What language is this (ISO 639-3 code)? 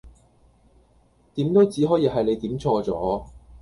yue